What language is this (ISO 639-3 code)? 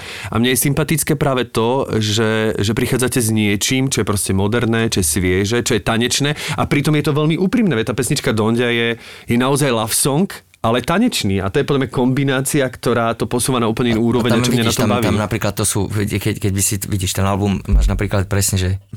slk